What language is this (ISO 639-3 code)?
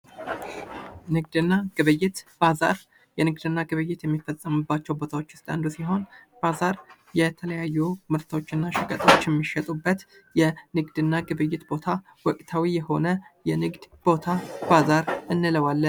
amh